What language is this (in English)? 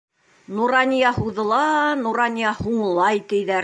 Bashkir